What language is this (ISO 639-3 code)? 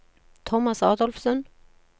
nor